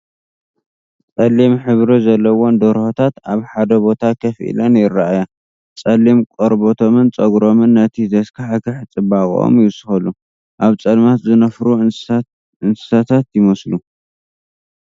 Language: Tigrinya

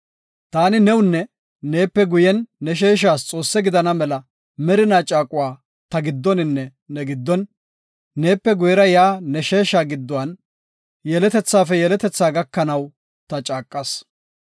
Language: Gofa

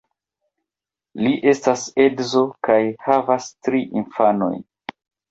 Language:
Esperanto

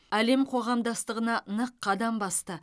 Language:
Kazakh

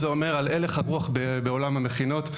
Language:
Hebrew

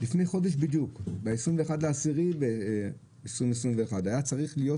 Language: Hebrew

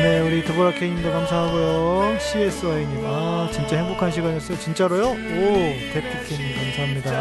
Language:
Korean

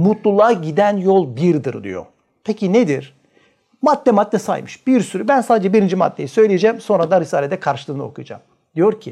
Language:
Turkish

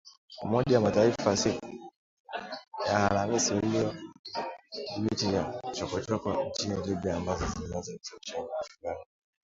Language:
Swahili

